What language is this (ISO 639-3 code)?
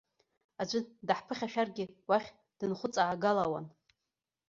abk